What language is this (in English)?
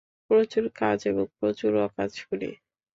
Bangla